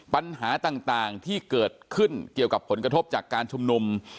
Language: Thai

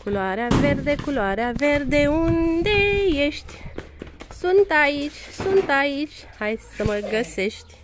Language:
Romanian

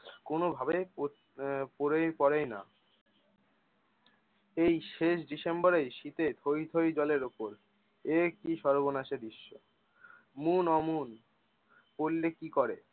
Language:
Bangla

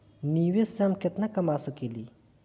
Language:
Bhojpuri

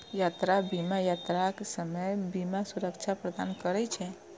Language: Maithili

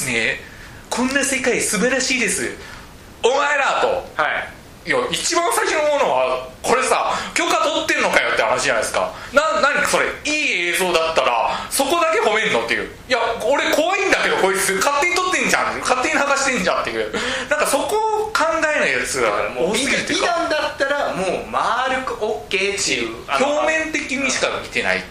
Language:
Japanese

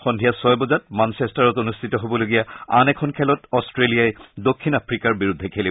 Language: Assamese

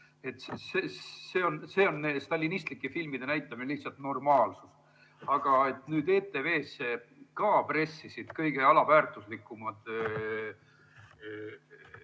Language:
Estonian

